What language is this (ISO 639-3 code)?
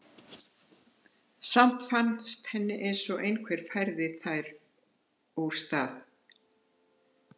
isl